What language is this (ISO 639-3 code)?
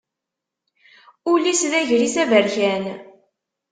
kab